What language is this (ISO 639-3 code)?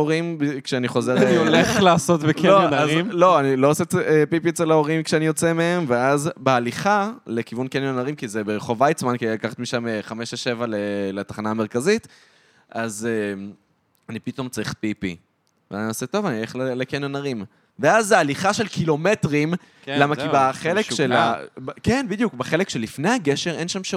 heb